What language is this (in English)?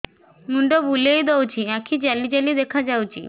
Odia